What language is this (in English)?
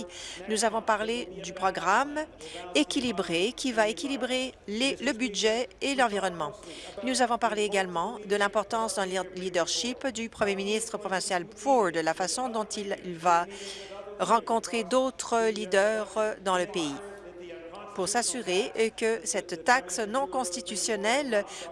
French